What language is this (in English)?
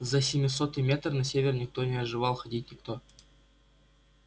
Russian